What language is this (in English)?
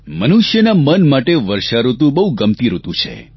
Gujarati